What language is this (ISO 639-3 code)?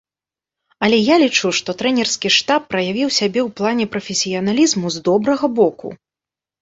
bel